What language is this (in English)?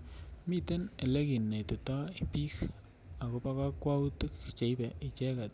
Kalenjin